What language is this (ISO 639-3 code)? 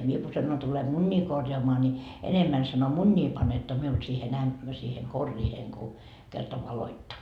fin